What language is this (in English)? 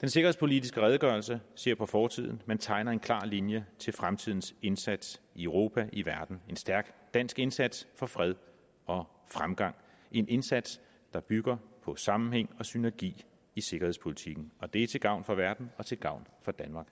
Danish